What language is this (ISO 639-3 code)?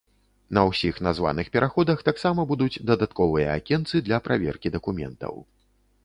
bel